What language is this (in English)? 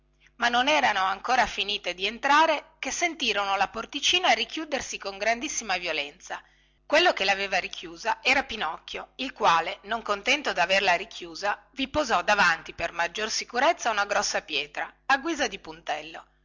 Italian